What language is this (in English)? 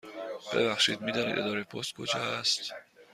Persian